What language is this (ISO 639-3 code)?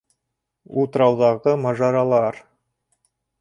bak